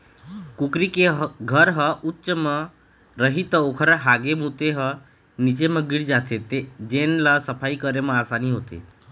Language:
Chhattisgarhi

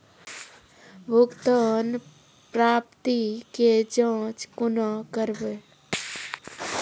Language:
Maithili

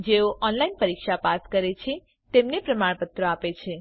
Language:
Gujarati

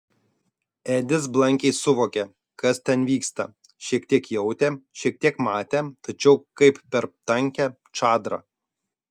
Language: Lithuanian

